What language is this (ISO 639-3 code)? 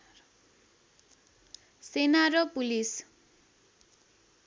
nep